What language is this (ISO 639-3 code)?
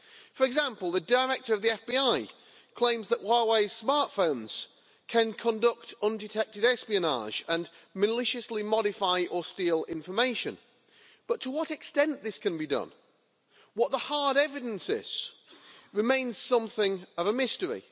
eng